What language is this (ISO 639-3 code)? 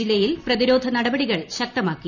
mal